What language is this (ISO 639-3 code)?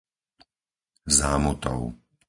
slk